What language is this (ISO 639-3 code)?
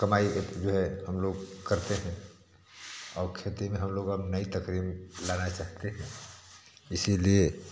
hin